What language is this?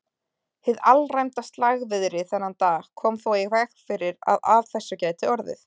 Icelandic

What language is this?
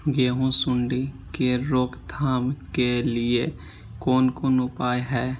Maithili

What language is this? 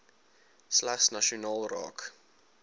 Afrikaans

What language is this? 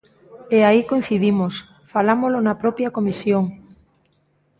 Galician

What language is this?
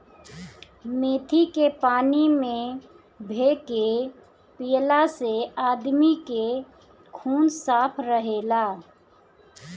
Bhojpuri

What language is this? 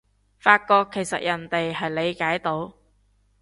Cantonese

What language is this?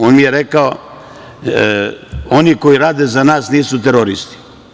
Serbian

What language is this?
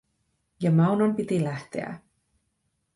Finnish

